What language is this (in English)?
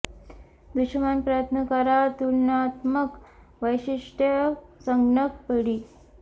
Marathi